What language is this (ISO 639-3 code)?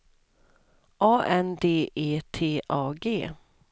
swe